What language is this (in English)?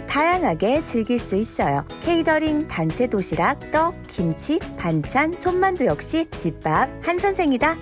Korean